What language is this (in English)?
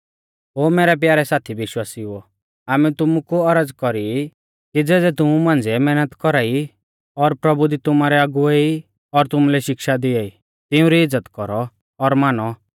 Mahasu Pahari